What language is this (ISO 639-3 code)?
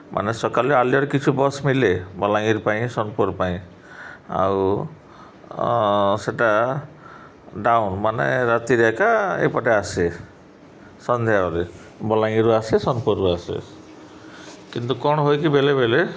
ori